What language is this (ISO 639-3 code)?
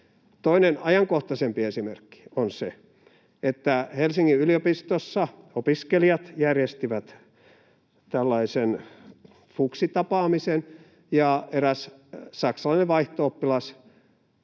fin